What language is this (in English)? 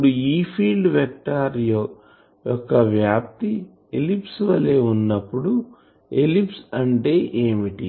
Telugu